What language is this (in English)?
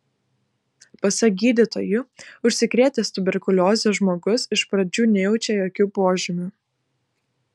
Lithuanian